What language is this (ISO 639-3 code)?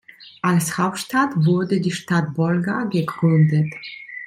deu